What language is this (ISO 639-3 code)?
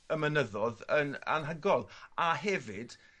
cym